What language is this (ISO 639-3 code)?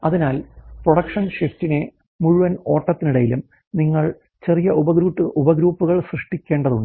mal